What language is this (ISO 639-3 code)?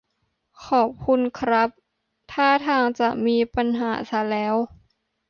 tha